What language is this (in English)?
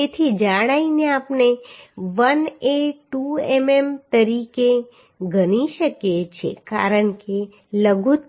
Gujarati